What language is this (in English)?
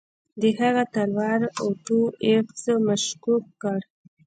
Pashto